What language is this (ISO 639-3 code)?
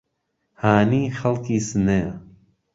ckb